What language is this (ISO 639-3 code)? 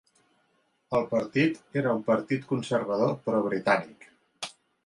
cat